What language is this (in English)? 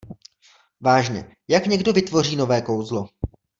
Czech